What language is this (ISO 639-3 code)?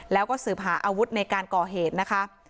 tha